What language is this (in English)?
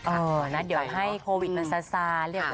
Thai